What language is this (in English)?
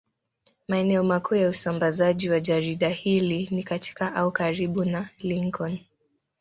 Swahili